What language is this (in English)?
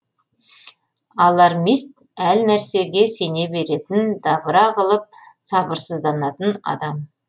Kazakh